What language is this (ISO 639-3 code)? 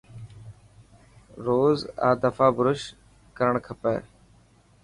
mki